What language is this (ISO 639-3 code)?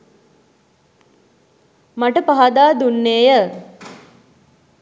sin